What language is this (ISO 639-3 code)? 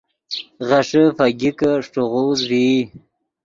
ydg